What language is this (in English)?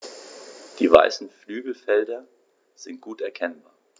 German